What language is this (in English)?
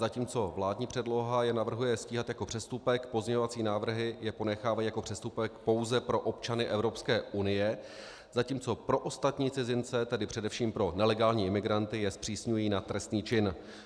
Czech